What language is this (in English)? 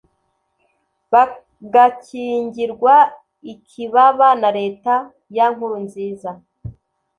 Kinyarwanda